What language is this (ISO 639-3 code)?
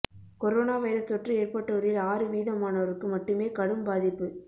tam